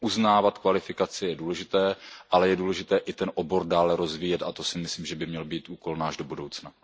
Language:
Czech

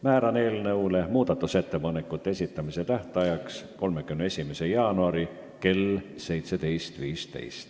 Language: Estonian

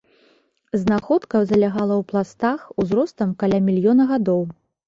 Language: Belarusian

